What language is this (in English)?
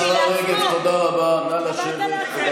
Hebrew